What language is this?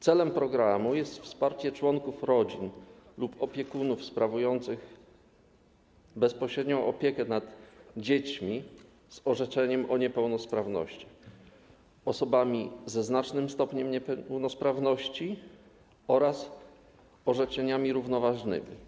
Polish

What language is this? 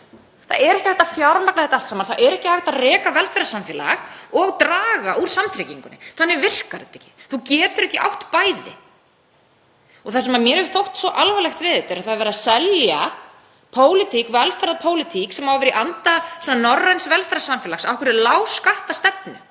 Icelandic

